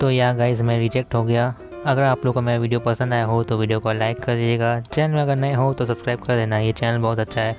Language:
Hindi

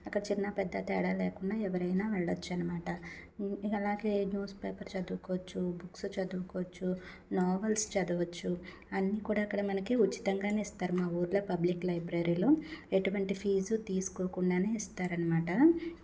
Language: Telugu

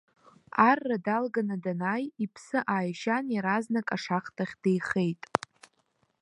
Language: Abkhazian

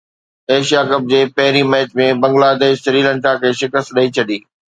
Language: Sindhi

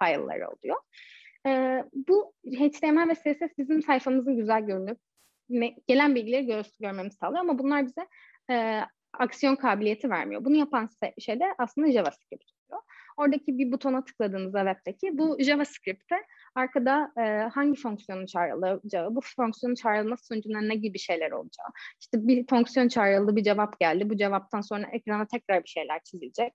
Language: Turkish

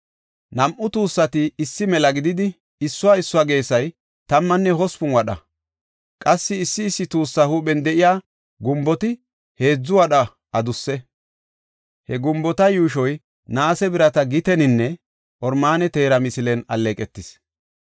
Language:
Gofa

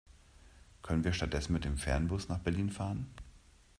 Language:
German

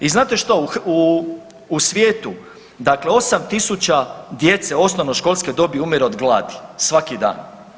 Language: Croatian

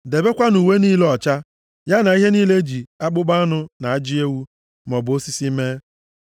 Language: Igbo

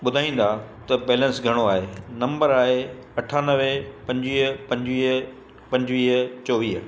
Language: Sindhi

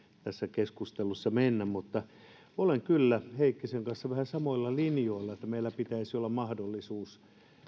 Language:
Finnish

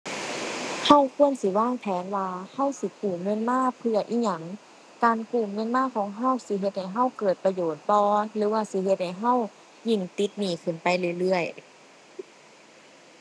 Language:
Thai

